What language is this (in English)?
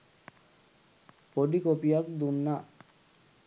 Sinhala